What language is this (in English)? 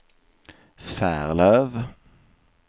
Swedish